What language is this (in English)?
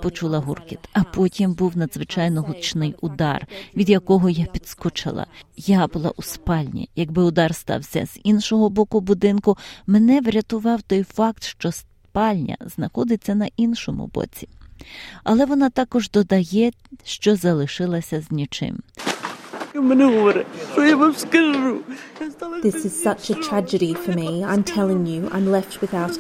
Ukrainian